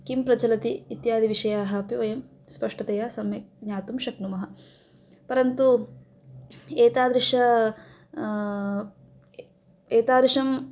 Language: Sanskrit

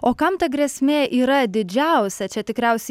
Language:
Lithuanian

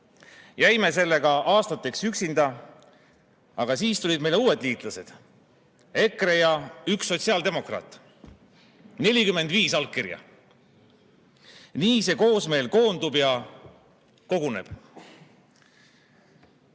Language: Estonian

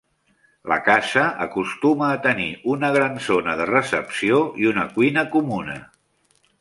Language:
Catalan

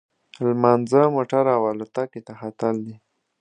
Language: Pashto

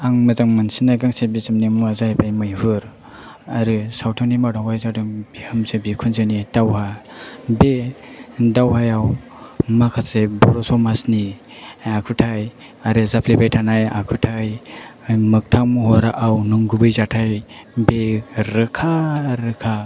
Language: Bodo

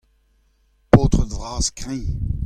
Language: Breton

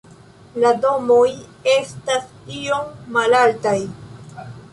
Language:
Esperanto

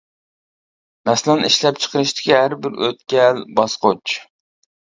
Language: Uyghur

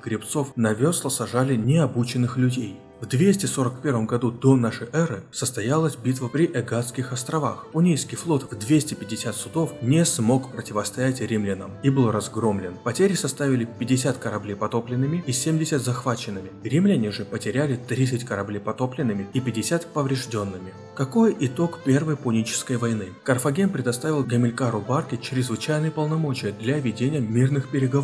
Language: Russian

